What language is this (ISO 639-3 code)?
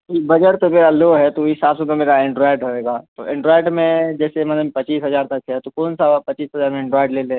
urd